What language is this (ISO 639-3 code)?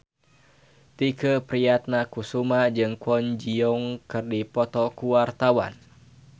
sun